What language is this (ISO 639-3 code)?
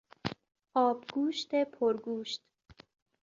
fas